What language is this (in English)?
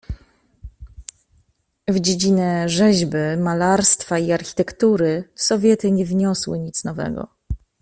Polish